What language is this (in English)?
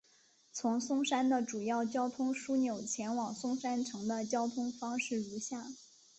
Chinese